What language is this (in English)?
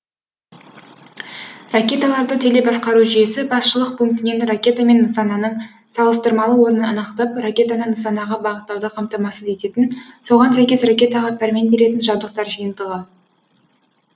Kazakh